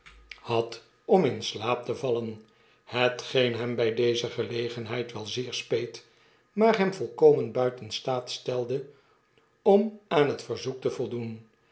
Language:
Dutch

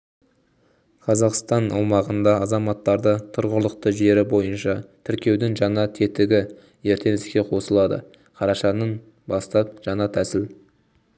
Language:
Kazakh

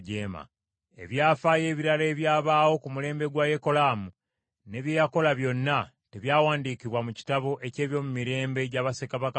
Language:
Ganda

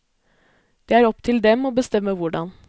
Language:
Norwegian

